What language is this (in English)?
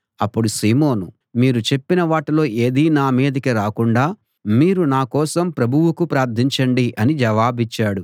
Telugu